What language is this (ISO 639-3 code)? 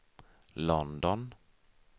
swe